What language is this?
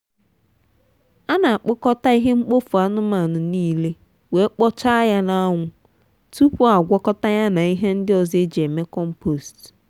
Igbo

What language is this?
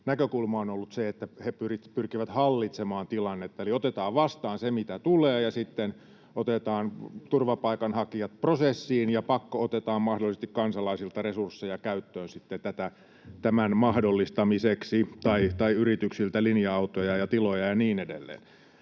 Finnish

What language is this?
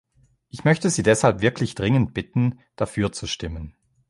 German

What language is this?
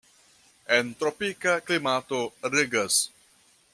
Esperanto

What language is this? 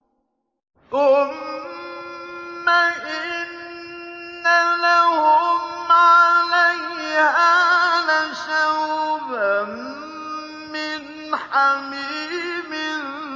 Arabic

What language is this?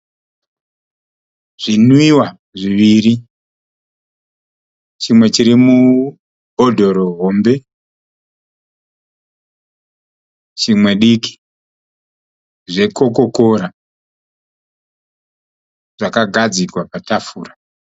Shona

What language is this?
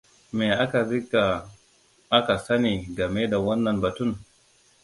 Hausa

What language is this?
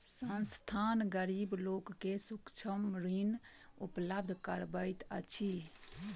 Maithili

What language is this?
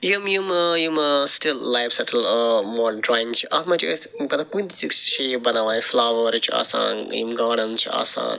Kashmiri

